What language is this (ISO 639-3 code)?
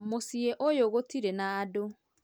kik